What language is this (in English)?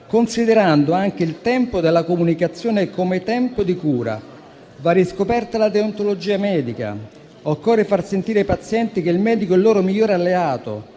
Italian